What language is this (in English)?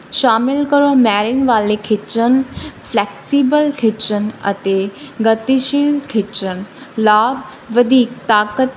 Punjabi